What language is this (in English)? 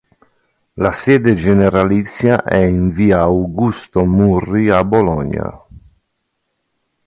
Italian